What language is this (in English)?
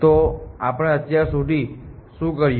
Gujarati